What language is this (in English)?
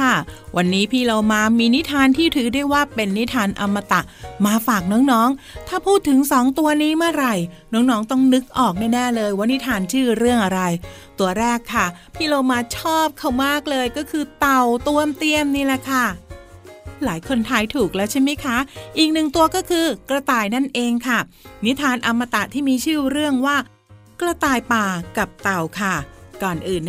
Thai